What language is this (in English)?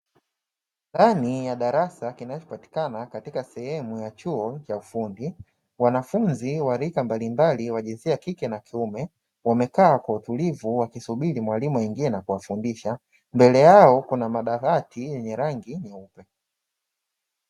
Swahili